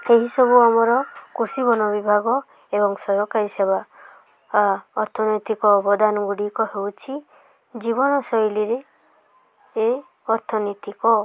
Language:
Odia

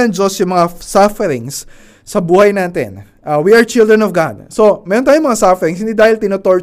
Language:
Filipino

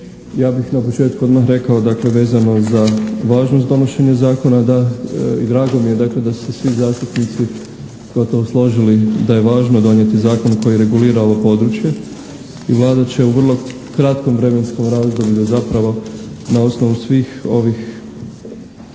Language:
Croatian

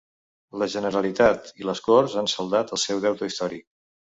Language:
Catalan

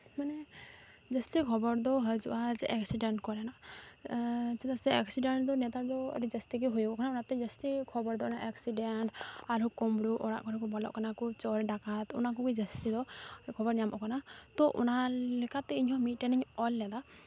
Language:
Santali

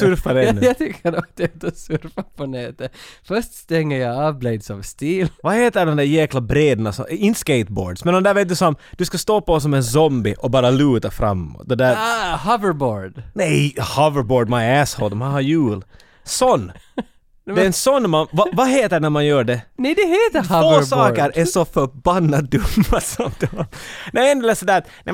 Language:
Swedish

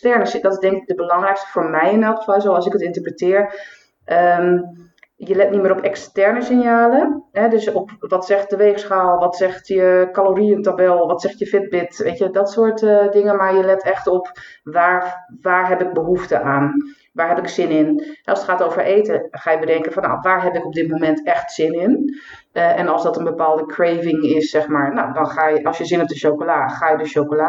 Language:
Dutch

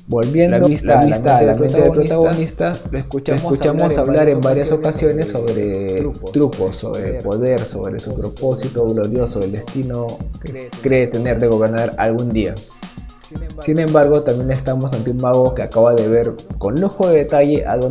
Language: Spanish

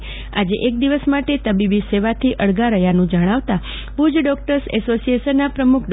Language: Gujarati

